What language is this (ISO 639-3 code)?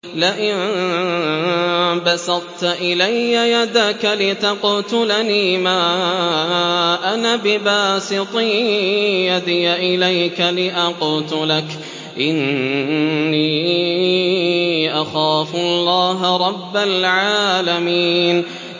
ara